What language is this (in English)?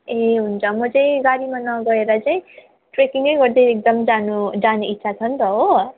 Nepali